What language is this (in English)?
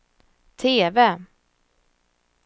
Swedish